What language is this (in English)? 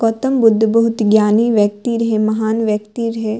Maithili